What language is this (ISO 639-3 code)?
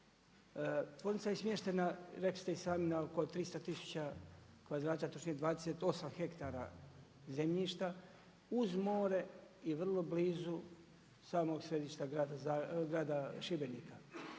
hrv